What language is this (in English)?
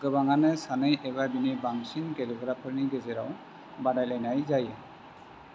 Bodo